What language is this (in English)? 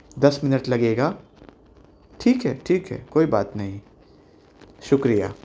Urdu